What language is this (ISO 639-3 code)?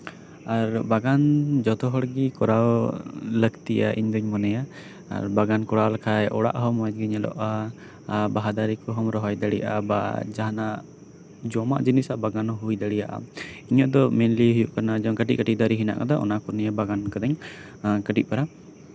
sat